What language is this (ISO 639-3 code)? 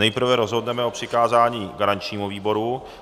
ces